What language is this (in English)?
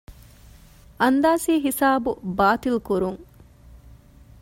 Divehi